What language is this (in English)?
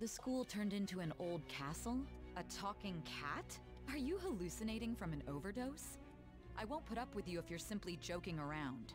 German